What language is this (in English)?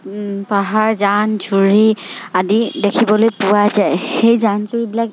Assamese